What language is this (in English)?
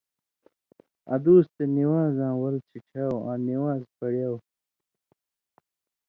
Indus Kohistani